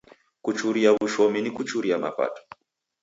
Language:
Taita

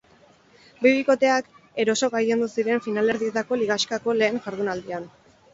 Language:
Basque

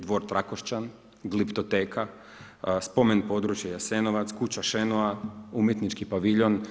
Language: Croatian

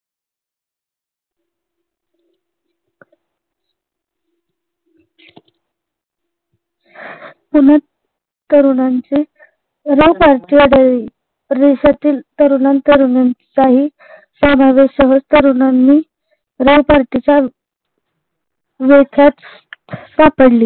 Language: Marathi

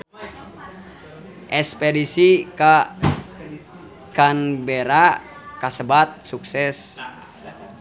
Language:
Sundanese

